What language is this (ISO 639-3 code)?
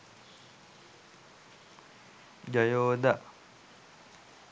sin